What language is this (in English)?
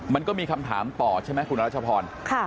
Thai